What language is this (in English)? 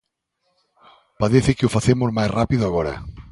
Galician